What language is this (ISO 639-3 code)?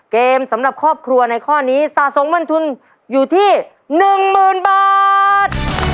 tha